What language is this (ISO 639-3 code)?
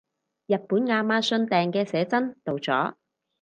yue